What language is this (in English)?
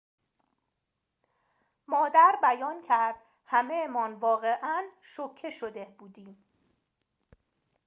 Persian